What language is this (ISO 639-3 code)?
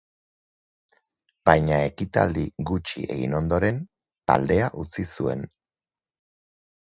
eus